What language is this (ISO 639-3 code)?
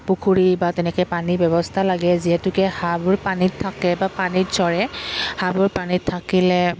asm